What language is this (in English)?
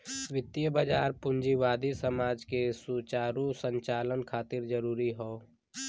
Bhojpuri